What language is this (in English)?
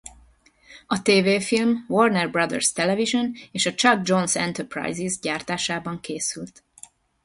Hungarian